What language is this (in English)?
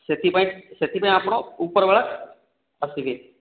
Odia